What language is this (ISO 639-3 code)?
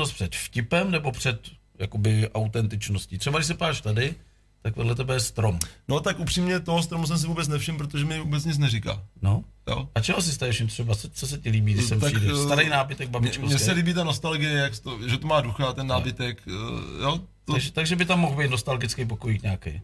ces